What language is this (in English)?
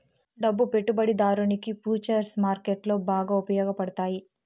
Telugu